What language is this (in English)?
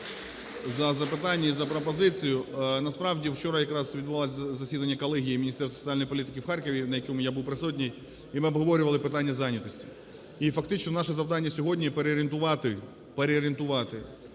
Ukrainian